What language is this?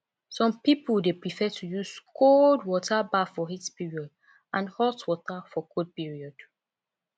Nigerian Pidgin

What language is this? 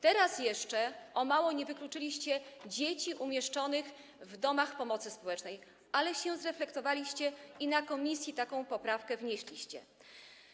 Polish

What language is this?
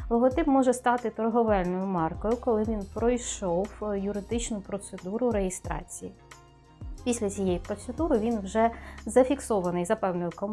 Ukrainian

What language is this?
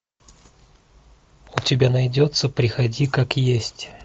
Russian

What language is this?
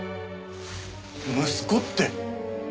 Japanese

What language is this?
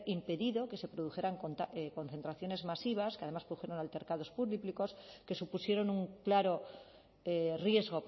Spanish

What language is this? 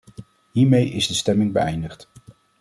Dutch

